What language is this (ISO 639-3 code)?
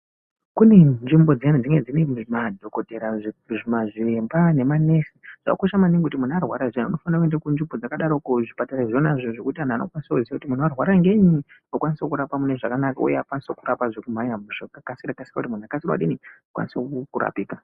ndc